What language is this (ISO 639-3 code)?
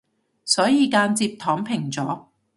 yue